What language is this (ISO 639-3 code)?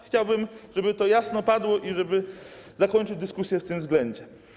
pol